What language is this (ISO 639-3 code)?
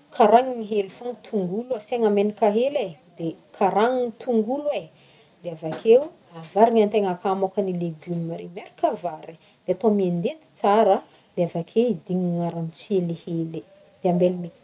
bmm